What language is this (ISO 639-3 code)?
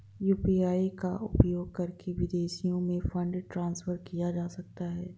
hin